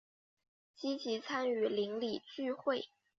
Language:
Chinese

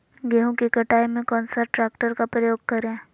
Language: Magahi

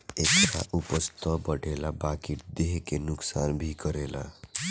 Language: Bhojpuri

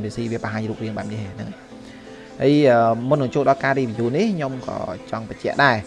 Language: Vietnamese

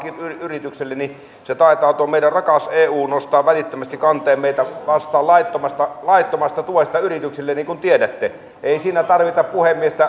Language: Finnish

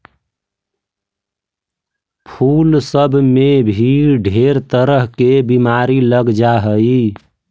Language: Magahi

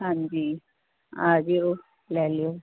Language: Punjabi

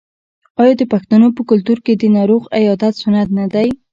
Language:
Pashto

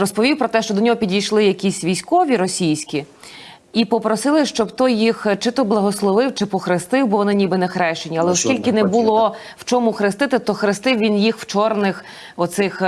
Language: Ukrainian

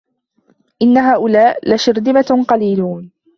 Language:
Arabic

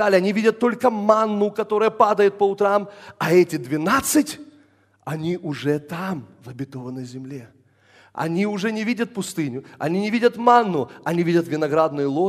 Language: Russian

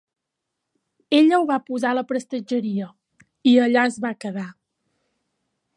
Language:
Catalan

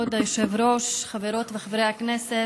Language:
Hebrew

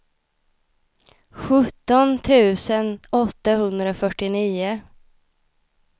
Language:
Swedish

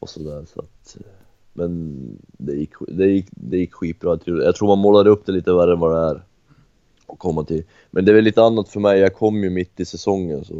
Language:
Swedish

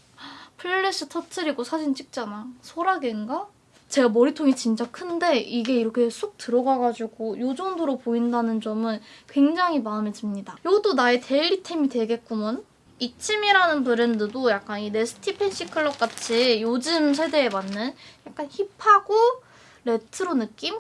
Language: Korean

